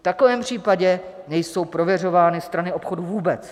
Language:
Czech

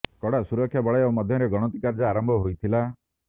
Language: Odia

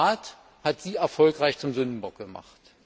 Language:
German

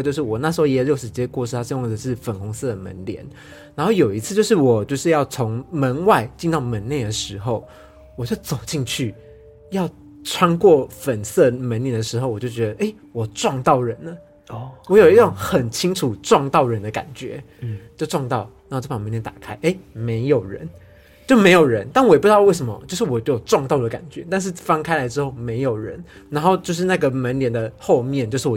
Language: Chinese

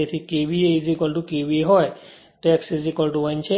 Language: Gujarati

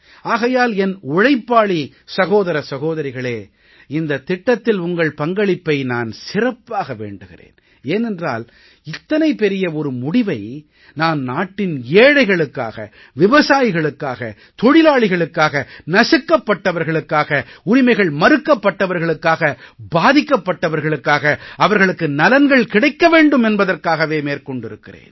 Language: Tamil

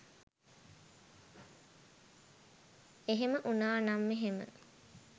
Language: Sinhala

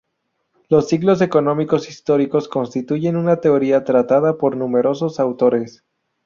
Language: Spanish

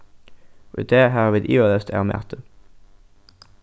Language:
Faroese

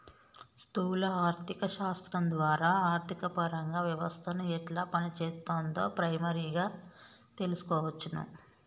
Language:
Telugu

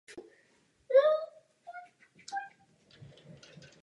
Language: Czech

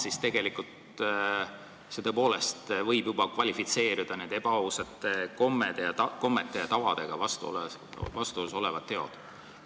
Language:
Estonian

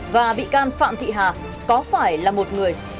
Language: Vietnamese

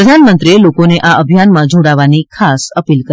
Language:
Gujarati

